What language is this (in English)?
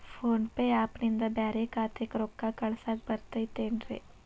Kannada